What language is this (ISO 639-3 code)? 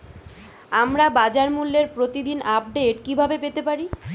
ben